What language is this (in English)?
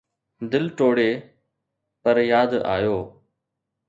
Sindhi